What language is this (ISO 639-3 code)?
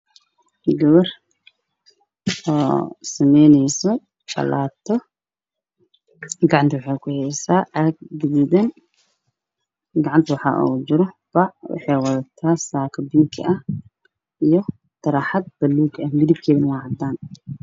som